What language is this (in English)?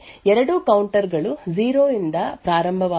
Kannada